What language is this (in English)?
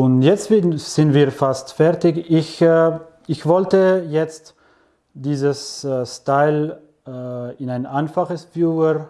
German